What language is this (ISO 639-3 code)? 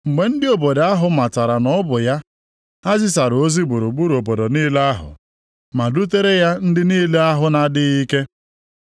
ibo